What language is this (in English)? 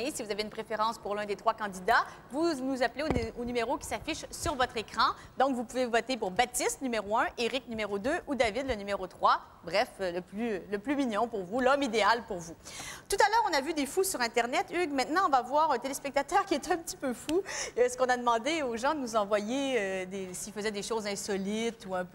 French